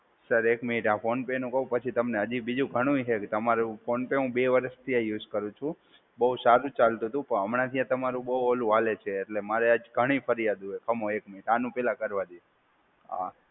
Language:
Gujarati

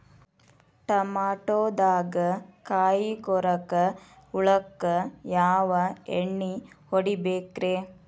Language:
Kannada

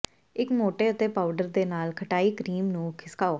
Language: Punjabi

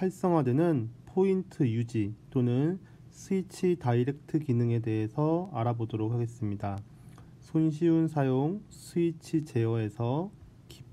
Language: Korean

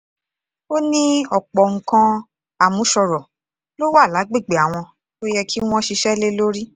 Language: Yoruba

